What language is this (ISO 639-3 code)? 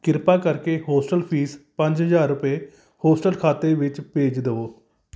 pan